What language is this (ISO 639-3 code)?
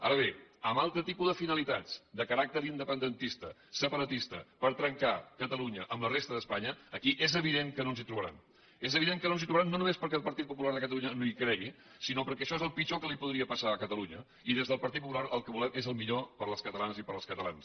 cat